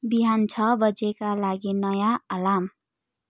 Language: Nepali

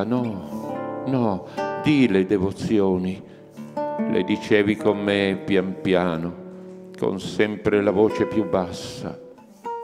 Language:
Italian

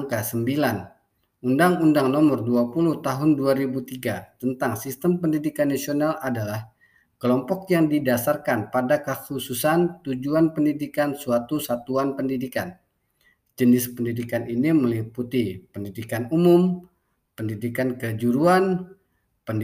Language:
Indonesian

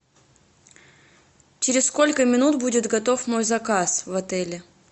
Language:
Russian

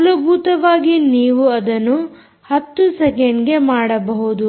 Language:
Kannada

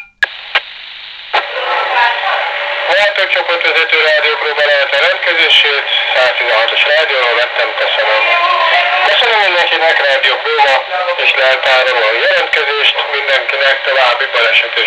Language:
Hungarian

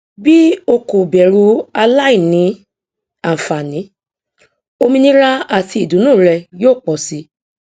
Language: Yoruba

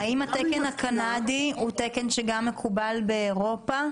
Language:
Hebrew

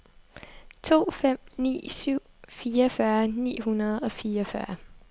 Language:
Danish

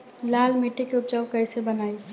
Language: Bhojpuri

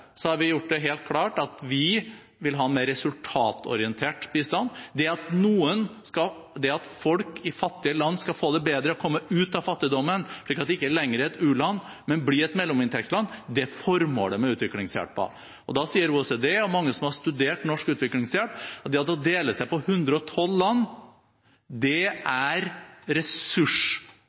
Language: Norwegian Bokmål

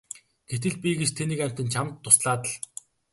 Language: Mongolian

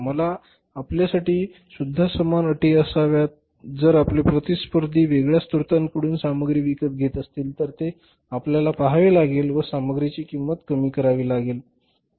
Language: Marathi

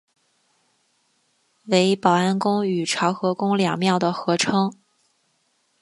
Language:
Chinese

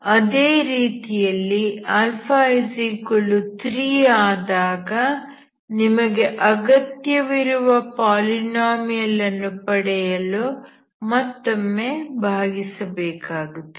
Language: Kannada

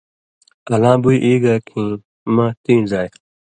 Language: Indus Kohistani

